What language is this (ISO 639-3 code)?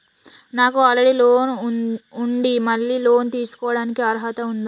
tel